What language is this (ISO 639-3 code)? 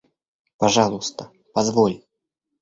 rus